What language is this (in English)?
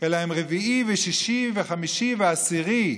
Hebrew